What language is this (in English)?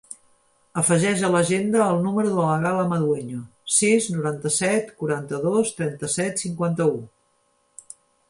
Catalan